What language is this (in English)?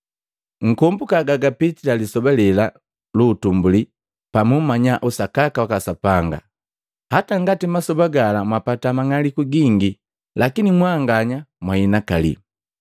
Matengo